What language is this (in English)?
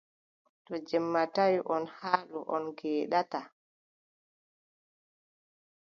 Adamawa Fulfulde